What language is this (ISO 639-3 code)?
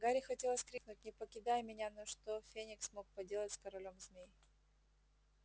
rus